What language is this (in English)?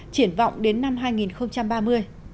Vietnamese